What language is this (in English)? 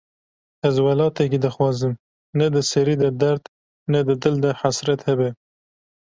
Kurdish